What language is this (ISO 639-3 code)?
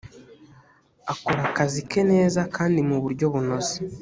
kin